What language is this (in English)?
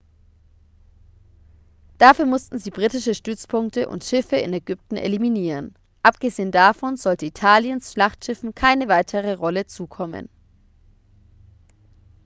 German